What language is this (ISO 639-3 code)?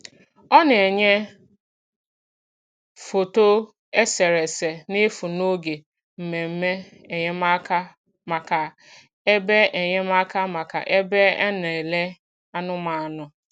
ibo